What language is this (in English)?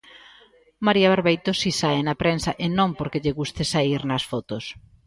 Galician